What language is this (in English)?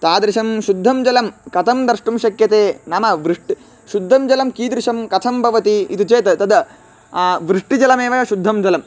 Sanskrit